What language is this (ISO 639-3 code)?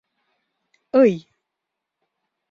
chm